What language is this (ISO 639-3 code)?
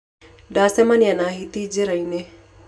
kik